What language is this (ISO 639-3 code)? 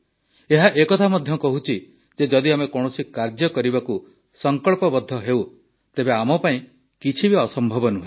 ori